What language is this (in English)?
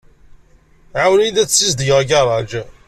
Kabyle